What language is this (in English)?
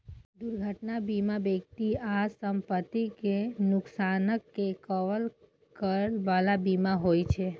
Maithili